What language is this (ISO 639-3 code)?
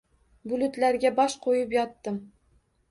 uzb